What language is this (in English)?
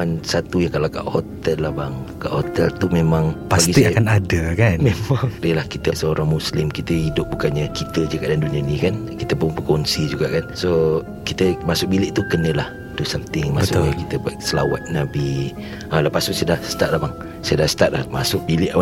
Malay